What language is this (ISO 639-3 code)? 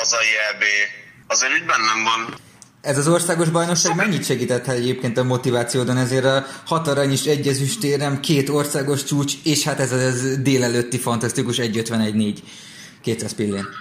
hun